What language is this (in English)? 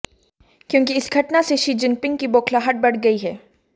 Hindi